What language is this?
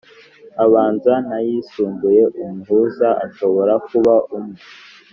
Kinyarwanda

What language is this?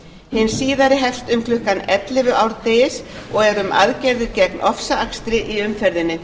Icelandic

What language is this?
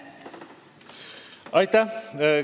Estonian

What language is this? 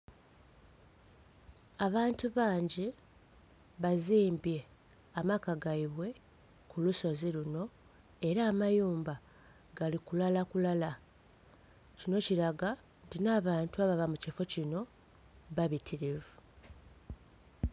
Soga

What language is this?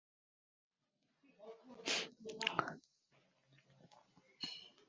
Chinese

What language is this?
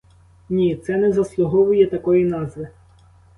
Ukrainian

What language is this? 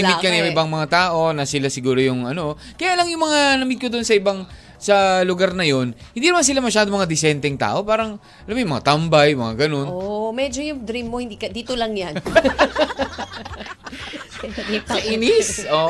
Filipino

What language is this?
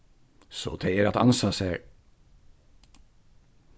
Faroese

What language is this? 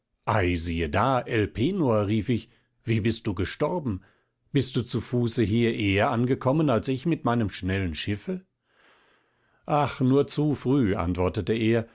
German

